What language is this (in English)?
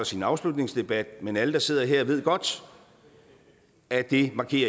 Danish